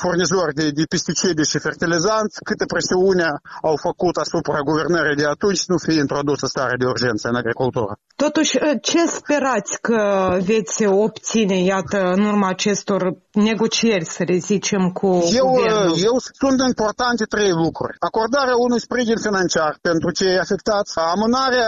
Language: Romanian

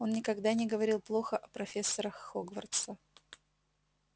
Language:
Russian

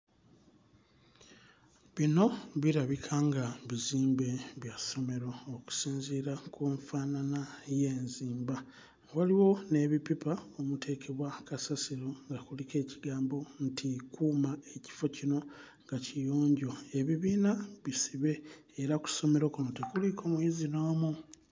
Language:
Ganda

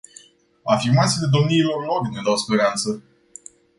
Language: Romanian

